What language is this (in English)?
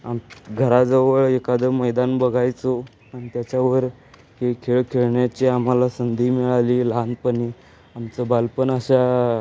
Marathi